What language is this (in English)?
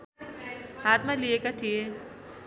Nepali